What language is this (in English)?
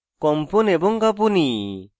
Bangla